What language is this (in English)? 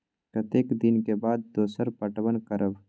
Maithili